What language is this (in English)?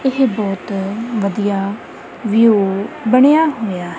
Punjabi